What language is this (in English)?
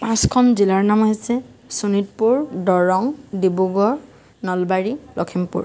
Assamese